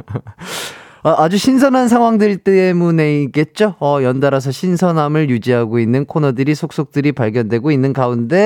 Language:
Korean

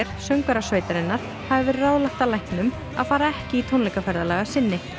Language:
Icelandic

